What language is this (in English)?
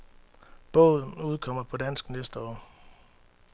Danish